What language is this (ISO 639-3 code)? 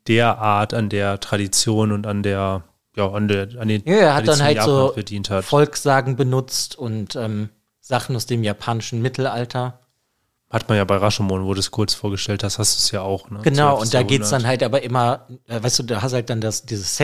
deu